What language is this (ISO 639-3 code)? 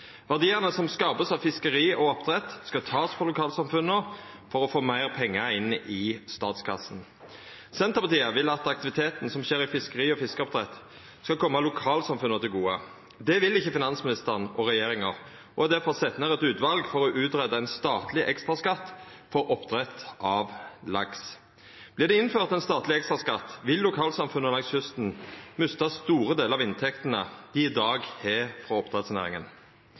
nno